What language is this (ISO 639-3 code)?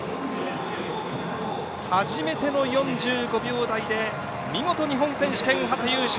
jpn